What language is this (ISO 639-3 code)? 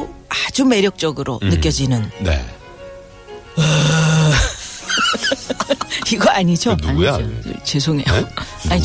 kor